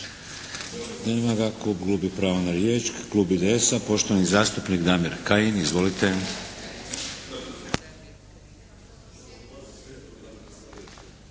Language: Croatian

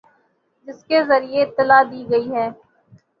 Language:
Urdu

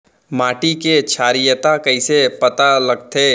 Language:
Chhattisgarhi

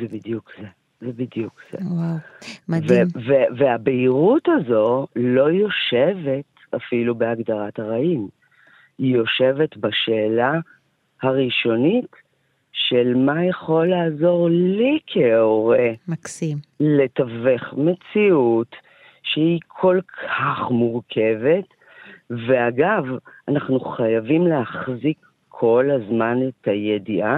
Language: Hebrew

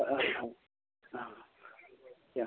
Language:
Assamese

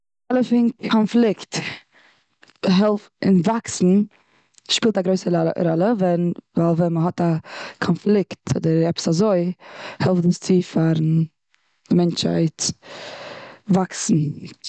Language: Yiddish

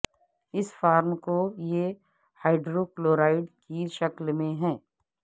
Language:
Urdu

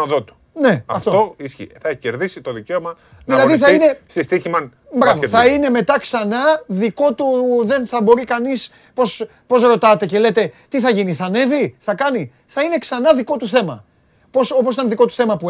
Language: Greek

